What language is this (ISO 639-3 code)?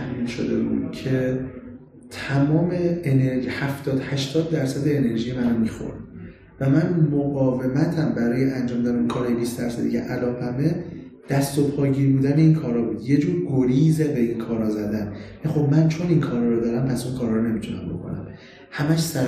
fas